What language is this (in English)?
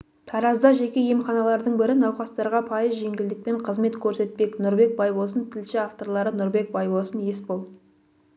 Kazakh